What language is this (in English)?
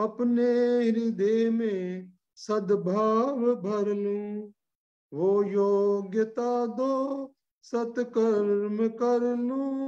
Hindi